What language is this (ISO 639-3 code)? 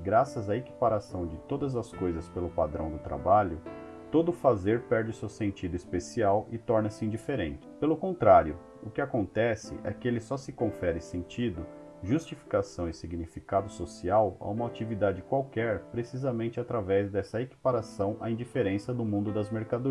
por